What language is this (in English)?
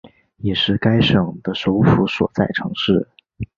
Chinese